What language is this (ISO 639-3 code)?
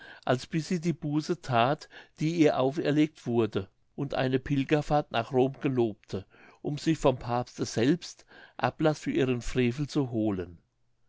deu